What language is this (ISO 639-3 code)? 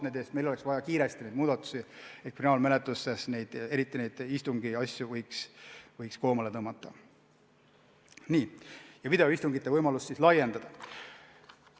est